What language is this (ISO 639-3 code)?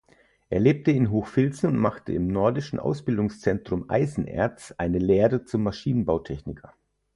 deu